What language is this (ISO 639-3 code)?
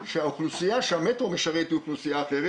heb